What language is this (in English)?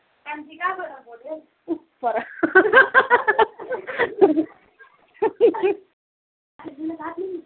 Nepali